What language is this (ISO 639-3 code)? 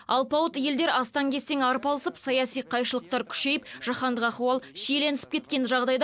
kaz